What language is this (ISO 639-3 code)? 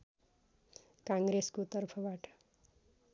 nep